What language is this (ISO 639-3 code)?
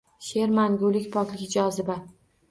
uzb